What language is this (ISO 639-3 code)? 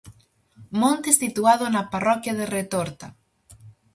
glg